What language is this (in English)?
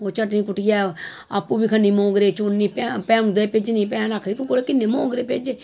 Dogri